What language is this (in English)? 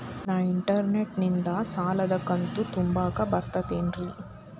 Kannada